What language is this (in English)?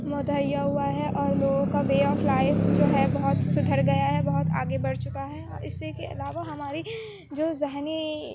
Urdu